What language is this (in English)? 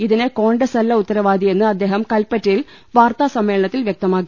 Malayalam